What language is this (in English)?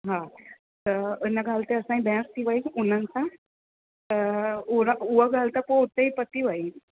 Sindhi